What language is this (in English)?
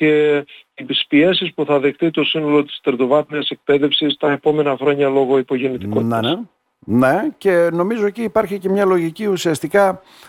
Greek